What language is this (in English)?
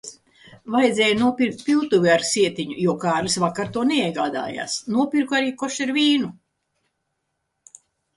Latvian